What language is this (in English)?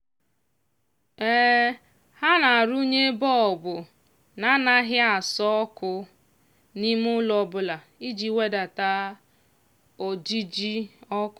Igbo